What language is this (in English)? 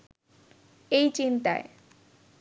Bangla